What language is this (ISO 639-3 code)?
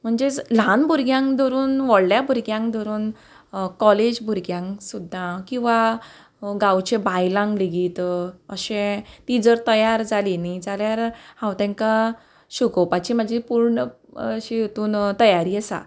kok